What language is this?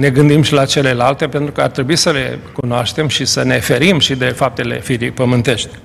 Romanian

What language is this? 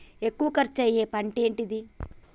Telugu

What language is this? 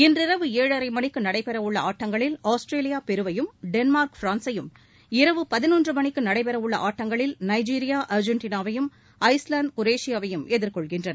Tamil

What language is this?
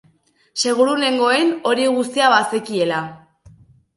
Basque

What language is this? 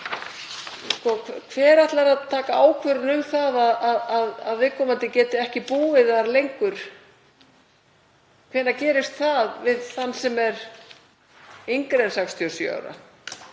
Icelandic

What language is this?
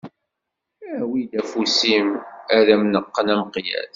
Kabyle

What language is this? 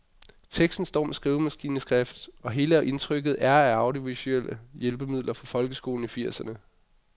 Danish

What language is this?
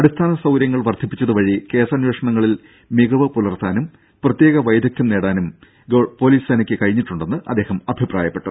Malayalam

